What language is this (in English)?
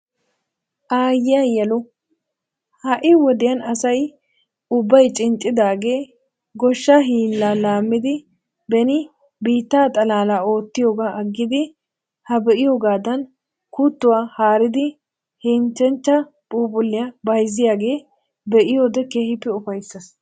Wolaytta